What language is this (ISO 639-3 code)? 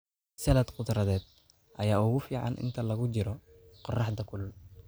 som